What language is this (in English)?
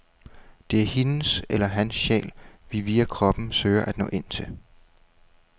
Danish